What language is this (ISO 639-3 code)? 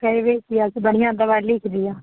mai